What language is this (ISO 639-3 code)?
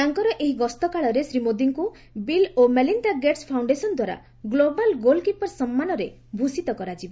ori